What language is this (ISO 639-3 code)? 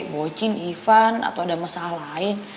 ind